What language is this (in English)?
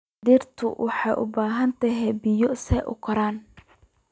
Somali